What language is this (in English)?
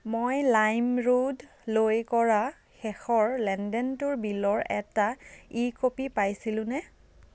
Assamese